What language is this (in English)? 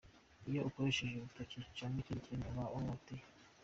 Kinyarwanda